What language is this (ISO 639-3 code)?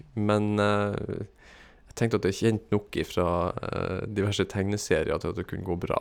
nor